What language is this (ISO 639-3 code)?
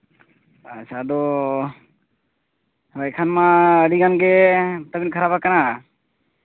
sat